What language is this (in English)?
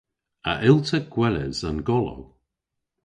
Cornish